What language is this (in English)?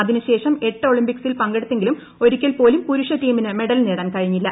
Malayalam